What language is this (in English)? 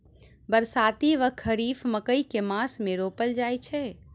Maithili